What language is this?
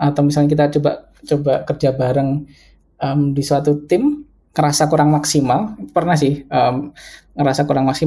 Indonesian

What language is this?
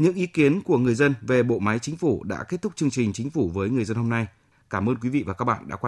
Vietnamese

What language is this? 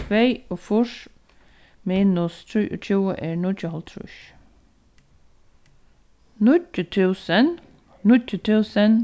Faroese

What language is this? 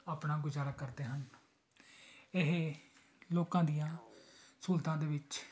Punjabi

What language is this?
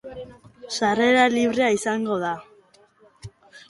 Basque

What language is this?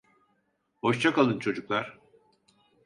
Turkish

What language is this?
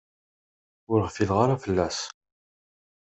Kabyle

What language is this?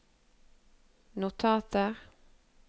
Norwegian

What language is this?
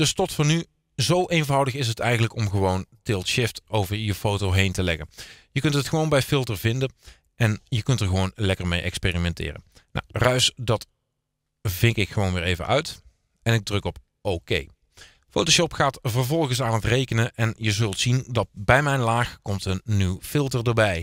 Dutch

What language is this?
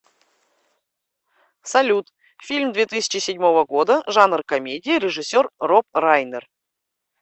Russian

